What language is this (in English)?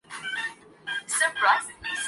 Urdu